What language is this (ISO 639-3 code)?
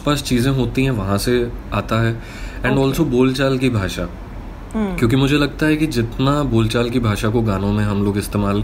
hin